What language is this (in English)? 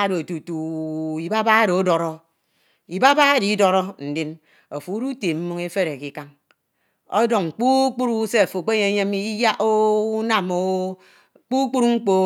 Ito